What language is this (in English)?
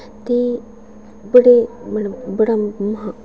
Dogri